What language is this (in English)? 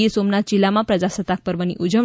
Gujarati